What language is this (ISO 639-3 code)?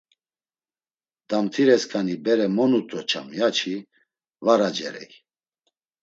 lzz